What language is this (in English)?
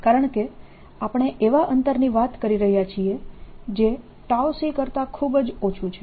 Gujarati